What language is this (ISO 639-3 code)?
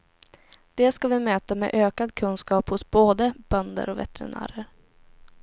swe